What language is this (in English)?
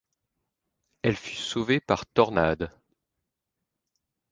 French